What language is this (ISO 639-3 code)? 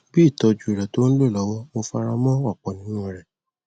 yor